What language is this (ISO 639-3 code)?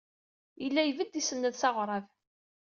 kab